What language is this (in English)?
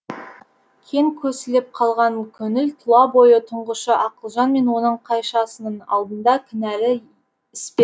Kazakh